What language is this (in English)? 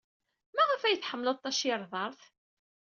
Kabyle